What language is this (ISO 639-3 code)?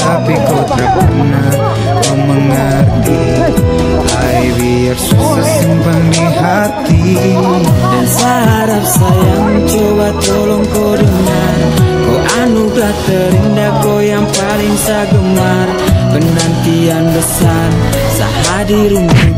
ind